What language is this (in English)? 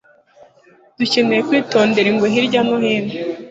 Kinyarwanda